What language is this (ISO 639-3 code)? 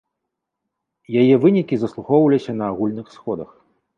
bel